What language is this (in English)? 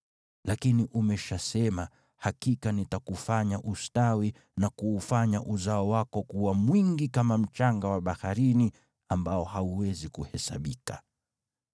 Swahili